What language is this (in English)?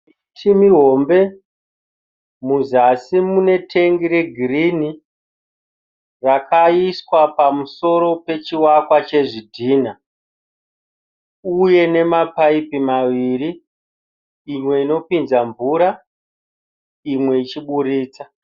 Shona